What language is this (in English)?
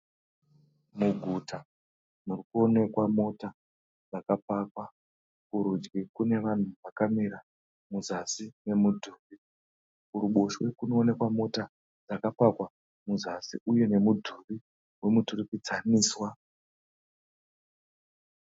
Shona